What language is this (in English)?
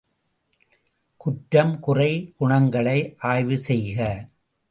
Tamil